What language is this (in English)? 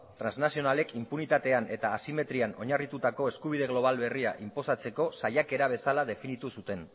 Basque